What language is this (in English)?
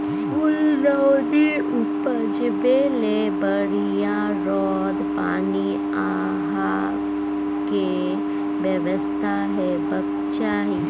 Maithili